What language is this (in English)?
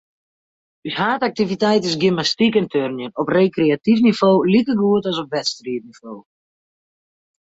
Western Frisian